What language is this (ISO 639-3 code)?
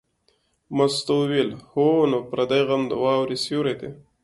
pus